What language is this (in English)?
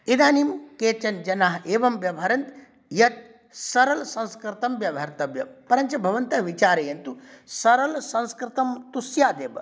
Sanskrit